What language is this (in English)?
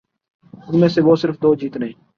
Urdu